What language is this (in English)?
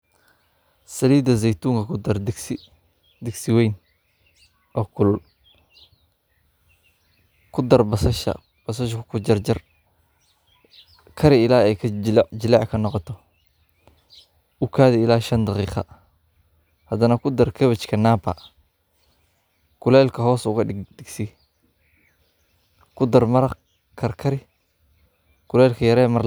Somali